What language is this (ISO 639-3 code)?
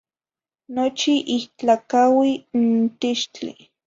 nhi